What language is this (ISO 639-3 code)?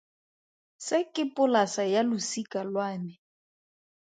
tsn